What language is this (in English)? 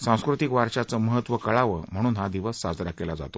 Marathi